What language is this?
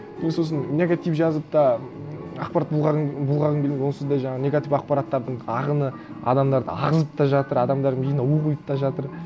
Kazakh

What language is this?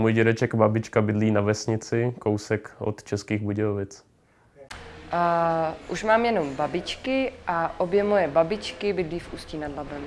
Czech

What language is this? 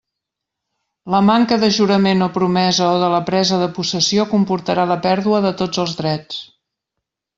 Catalan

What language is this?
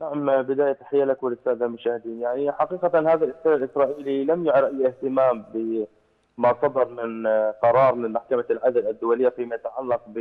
Arabic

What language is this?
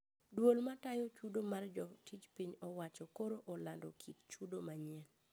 Luo (Kenya and Tanzania)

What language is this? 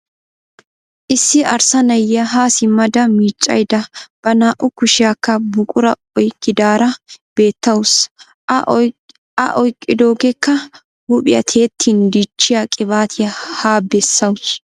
Wolaytta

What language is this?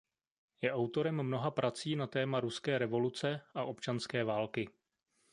Czech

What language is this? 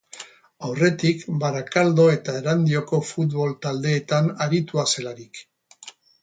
Basque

